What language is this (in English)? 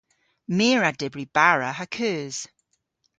Cornish